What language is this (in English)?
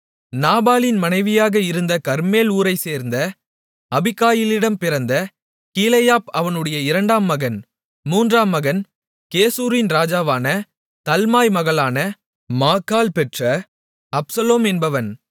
Tamil